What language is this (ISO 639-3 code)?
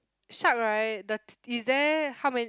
eng